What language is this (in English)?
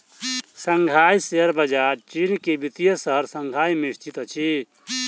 Maithili